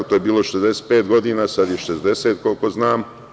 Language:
Serbian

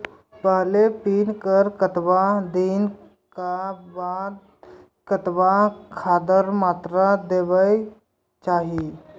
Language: Maithili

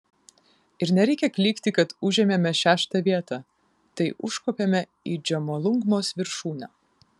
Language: Lithuanian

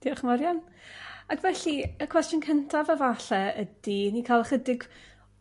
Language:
Welsh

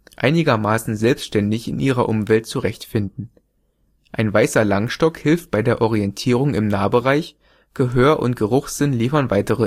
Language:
German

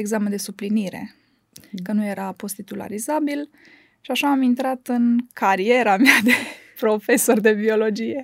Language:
Romanian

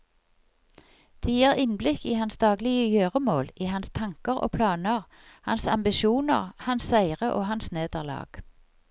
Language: Norwegian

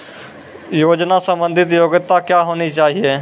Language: Maithili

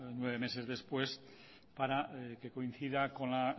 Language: Spanish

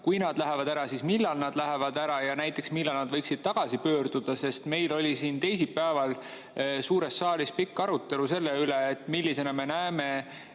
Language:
Estonian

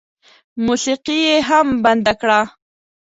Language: Pashto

